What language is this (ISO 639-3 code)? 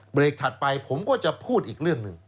tha